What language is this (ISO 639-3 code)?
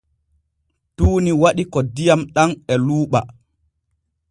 fue